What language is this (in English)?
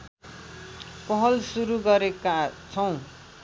Nepali